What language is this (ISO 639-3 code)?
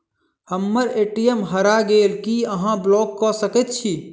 mai